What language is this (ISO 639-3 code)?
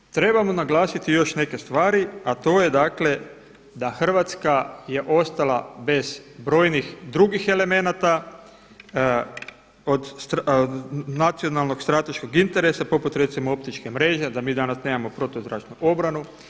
hrv